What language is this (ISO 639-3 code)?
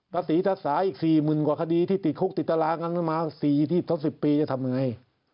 tha